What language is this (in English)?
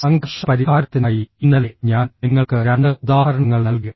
Malayalam